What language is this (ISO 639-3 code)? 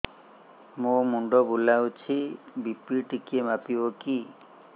ori